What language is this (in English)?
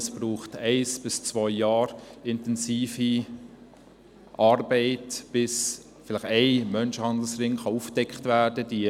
Swiss German